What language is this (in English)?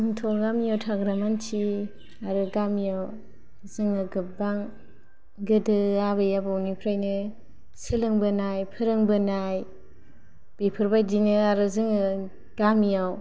Bodo